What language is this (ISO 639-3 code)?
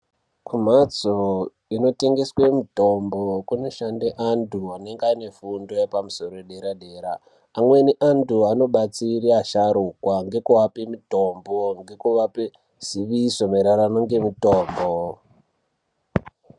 ndc